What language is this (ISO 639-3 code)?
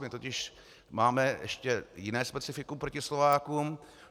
ces